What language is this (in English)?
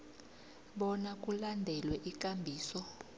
South Ndebele